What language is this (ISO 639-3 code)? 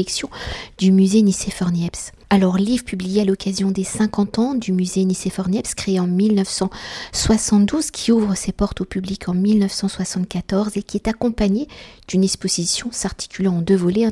fra